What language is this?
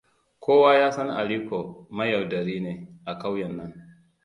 Hausa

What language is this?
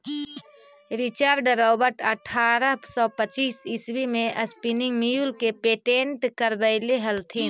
Magahi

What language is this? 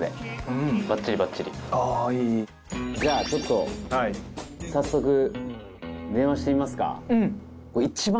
Japanese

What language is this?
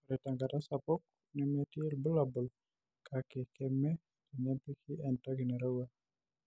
Masai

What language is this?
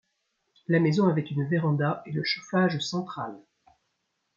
French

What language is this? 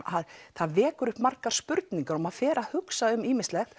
Icelandic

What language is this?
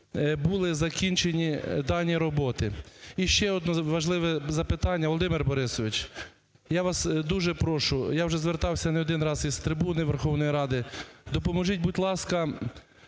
Ukrainian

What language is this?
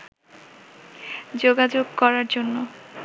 Bangla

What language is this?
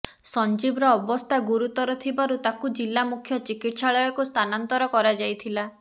Odia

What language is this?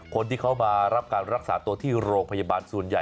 Thai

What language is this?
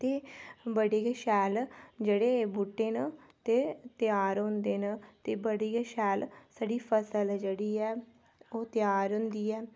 Dogri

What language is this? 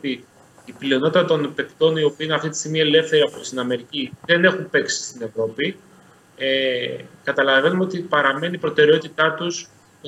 Greek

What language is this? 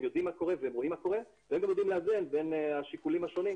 Hebrew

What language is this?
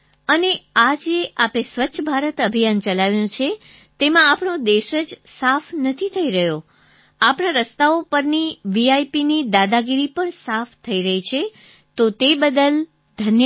Gujarati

